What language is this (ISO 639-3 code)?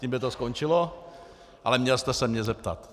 ces